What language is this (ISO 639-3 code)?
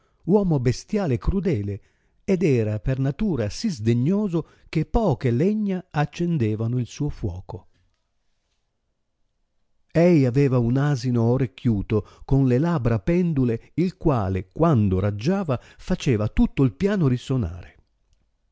ita